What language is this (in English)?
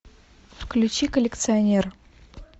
Russian